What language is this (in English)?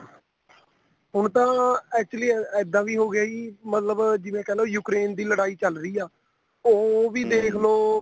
Punjabi